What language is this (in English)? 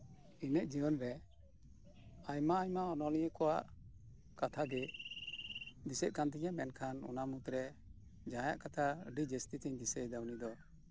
Santali